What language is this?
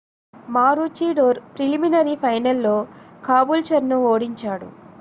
Telugu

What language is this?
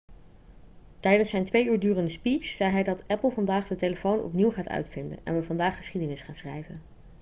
Dutch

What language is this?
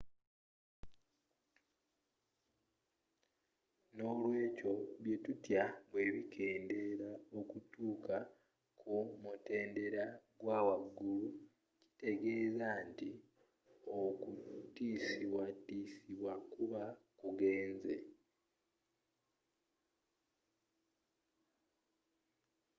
Ganda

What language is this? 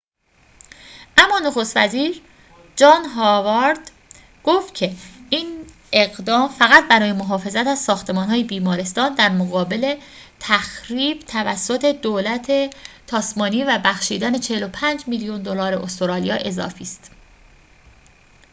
Persian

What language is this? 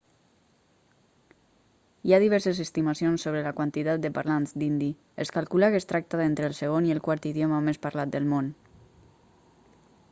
Catalan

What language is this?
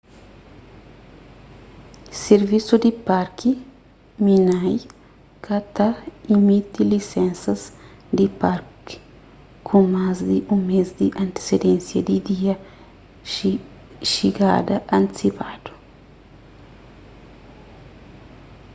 Kabuverdianu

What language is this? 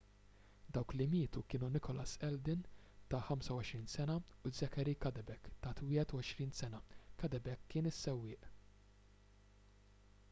Maltese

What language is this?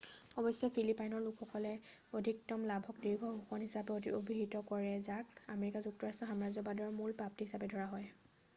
Assamese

